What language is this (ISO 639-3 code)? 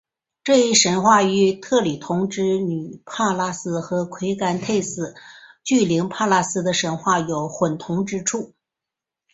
zho